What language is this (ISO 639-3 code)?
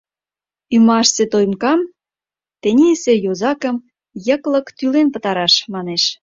chm